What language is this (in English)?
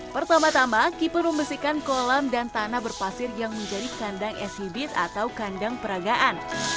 Indonesian